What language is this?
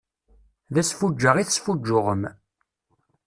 Kabyle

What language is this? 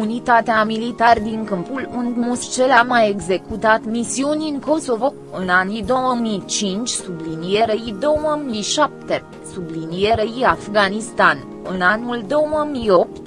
Romanian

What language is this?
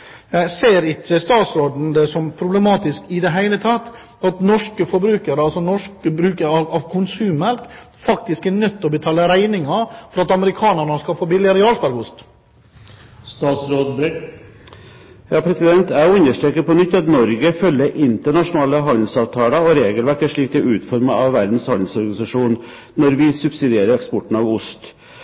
Norwegian Bokmål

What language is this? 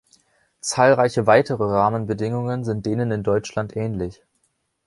German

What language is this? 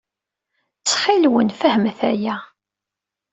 Kabyle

